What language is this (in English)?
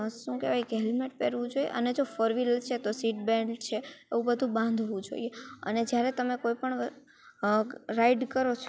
Gujarati